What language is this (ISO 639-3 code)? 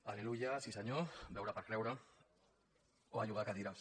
cat